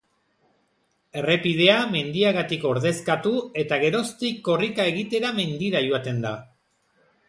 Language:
Basque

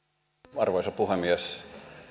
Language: Finnish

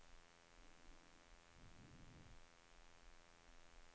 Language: Norwegian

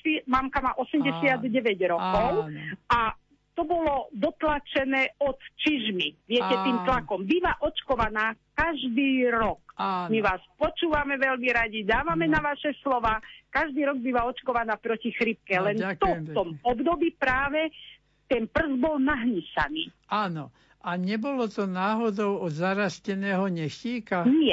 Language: Slovak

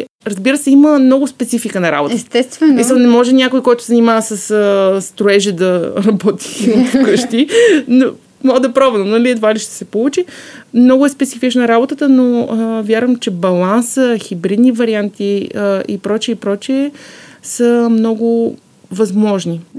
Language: Bulgarian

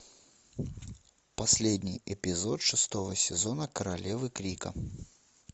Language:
Russian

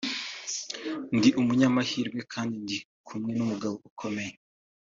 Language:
Kinyarwanda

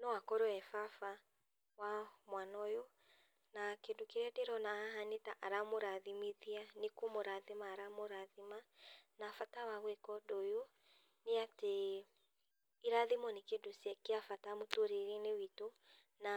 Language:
Kikuyu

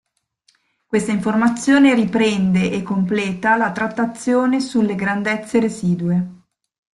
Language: Italian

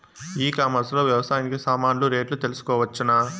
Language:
Telugu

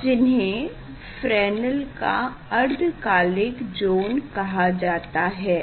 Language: Hindi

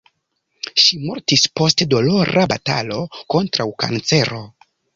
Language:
Esperanto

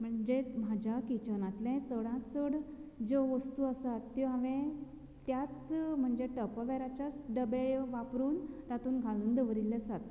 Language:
Konkani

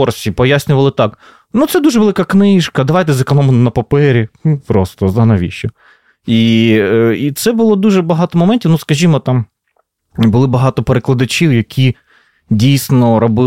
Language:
Ukrainian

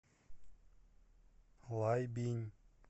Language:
Russian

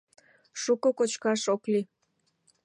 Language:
Mari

